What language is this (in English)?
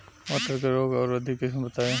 Bhojpuri